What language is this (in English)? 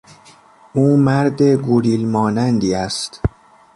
Persian